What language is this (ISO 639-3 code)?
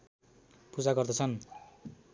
nep